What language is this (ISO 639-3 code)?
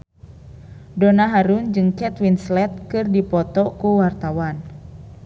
sun